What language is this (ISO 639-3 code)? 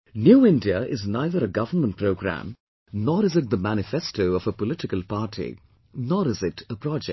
eng